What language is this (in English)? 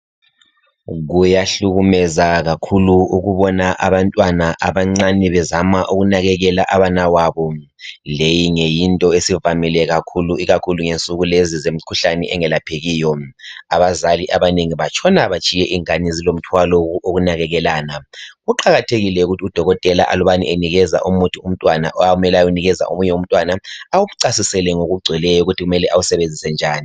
North Ndebele